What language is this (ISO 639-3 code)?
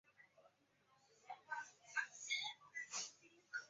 zho